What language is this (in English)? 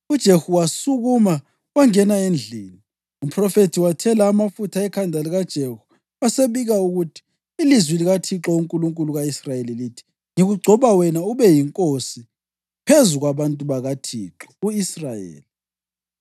North Ndebele